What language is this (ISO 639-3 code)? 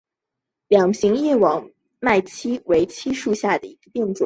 zho